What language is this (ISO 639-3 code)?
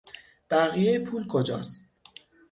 fas